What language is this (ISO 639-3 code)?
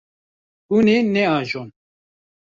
kur